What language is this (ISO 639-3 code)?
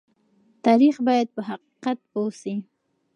pus